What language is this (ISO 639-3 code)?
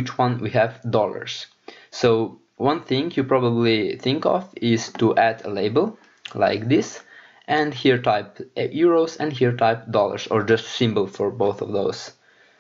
eng